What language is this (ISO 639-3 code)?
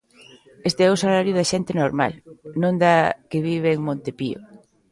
glg